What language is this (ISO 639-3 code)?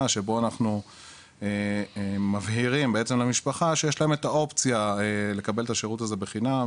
heb